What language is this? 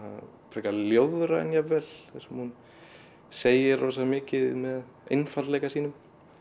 Icelandic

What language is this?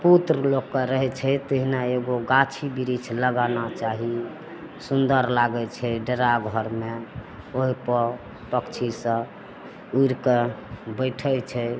Maithili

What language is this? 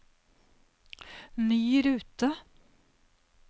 Norwegian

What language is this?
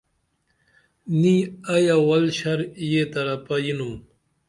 Dameli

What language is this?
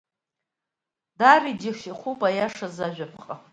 Abkhazian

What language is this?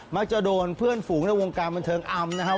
Thai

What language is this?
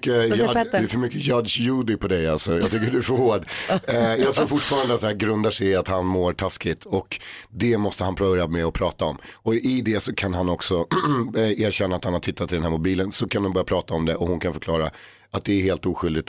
Swedish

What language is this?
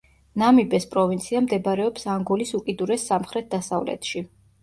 Georgian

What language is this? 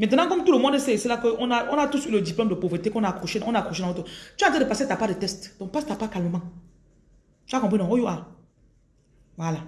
French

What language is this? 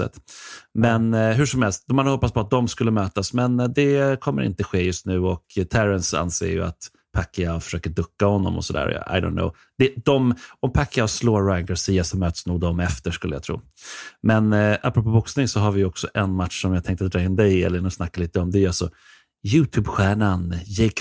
Swedish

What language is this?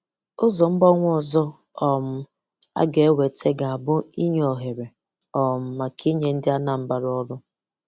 Igbo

